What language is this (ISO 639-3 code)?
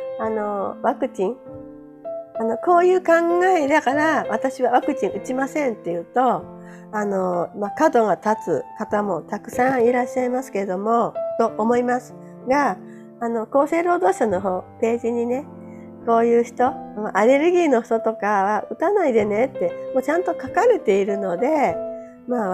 jpn